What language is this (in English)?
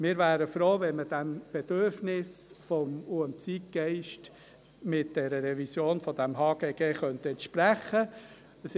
Swiss German